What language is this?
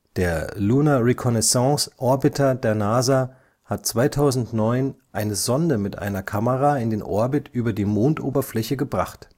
German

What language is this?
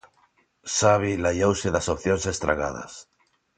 Galician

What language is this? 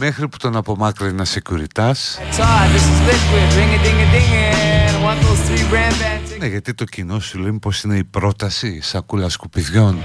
Greek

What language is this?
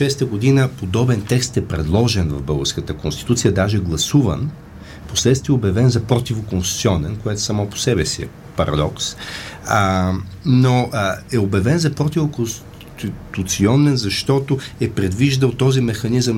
Bulgarian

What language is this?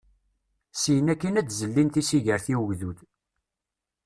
Kabyle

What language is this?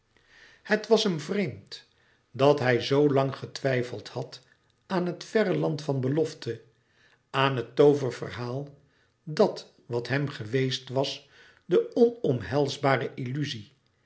Dutch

